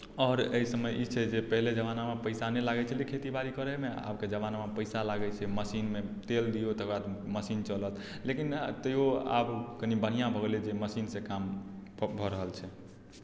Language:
Maithili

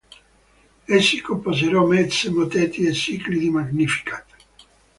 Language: Italian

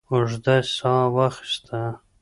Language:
Pashto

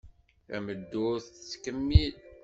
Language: Kabyle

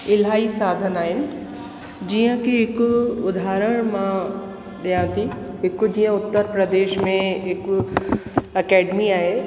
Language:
Sindhi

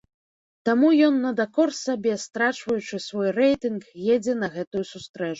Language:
Belarusian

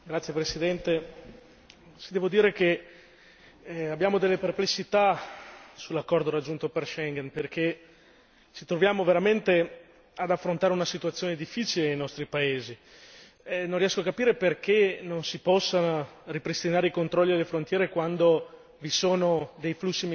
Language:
Italian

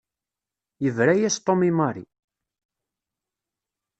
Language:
Kabyle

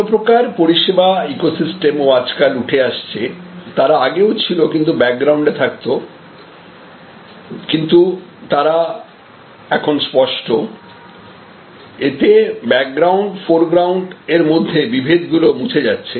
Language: Bangla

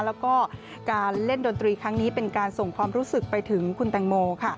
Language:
Thai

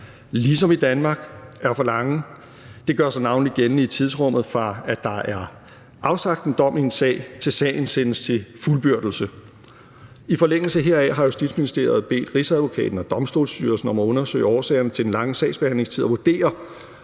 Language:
Danish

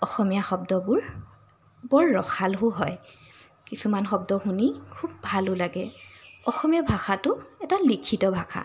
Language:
Assamese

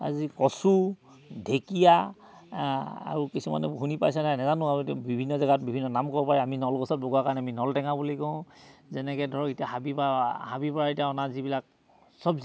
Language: Assamese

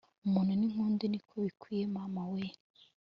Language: Kinyarwanda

